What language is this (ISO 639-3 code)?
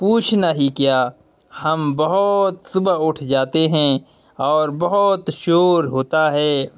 urd